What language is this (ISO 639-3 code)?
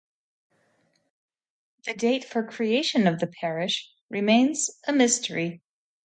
eng